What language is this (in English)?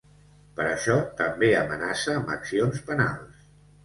Catalan